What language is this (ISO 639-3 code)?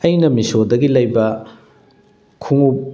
mni